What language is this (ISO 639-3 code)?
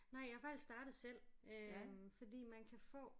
dan